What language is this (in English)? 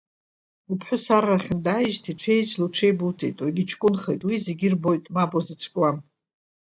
Abkhazian